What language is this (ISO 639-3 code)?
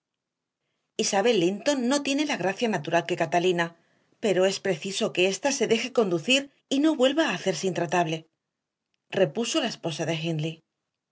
spa